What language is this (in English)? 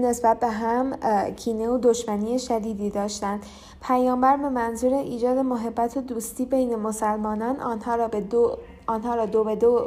Persian